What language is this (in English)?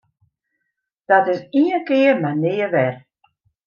Western Frisian